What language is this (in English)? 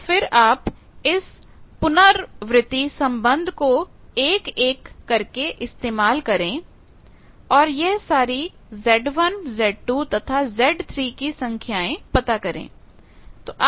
Hindi